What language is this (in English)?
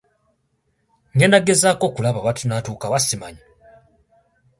Ganda